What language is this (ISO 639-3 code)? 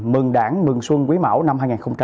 vie